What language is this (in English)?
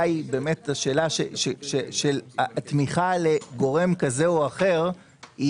Hebrew